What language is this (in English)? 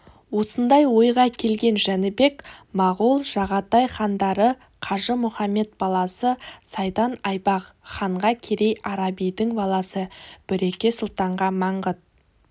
Kazakh